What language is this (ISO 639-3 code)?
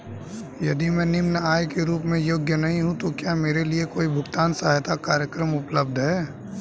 hin